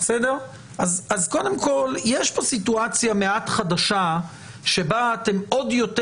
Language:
Hebrew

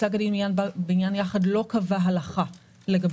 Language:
Hebrew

